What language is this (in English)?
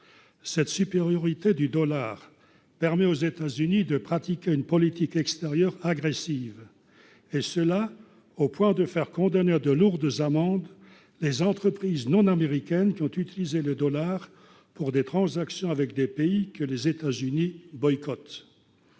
French